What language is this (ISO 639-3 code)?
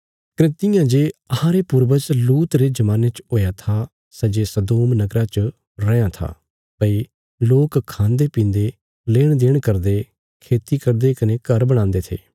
kfs